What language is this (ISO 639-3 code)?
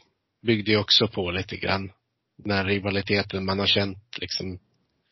swe